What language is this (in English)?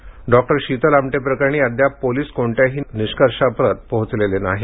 Marathi